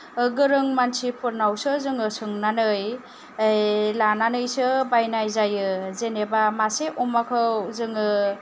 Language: Bodo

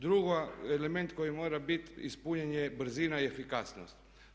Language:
Croatian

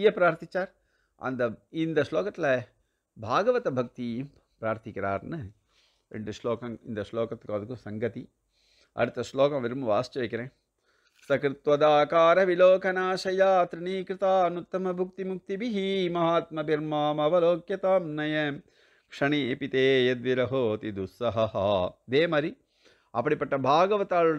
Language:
Tamil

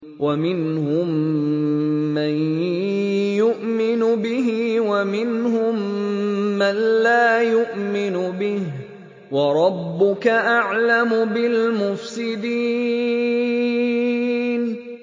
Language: Arabic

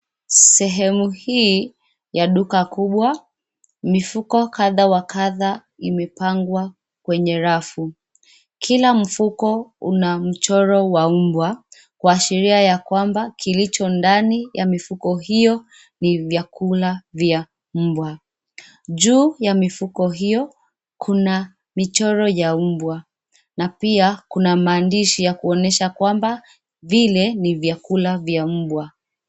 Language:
Swahili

